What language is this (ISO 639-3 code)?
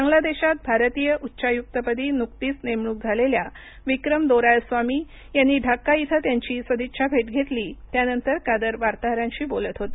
mar